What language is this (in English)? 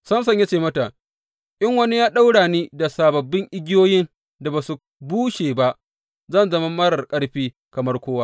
Hausa